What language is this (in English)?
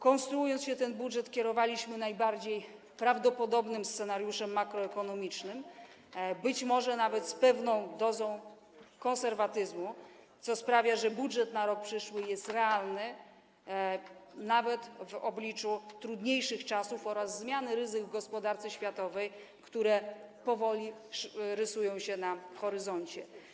Polish